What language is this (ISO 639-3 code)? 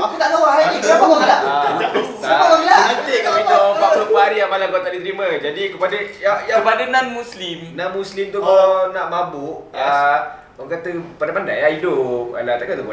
msa